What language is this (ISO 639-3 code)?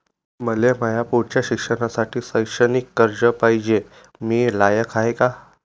mar